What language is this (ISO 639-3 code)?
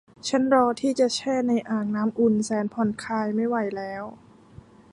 tha